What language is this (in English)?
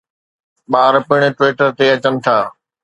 Sindhi